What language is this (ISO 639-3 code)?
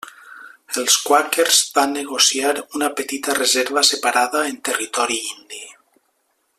cat